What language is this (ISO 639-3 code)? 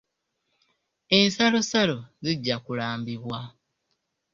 lug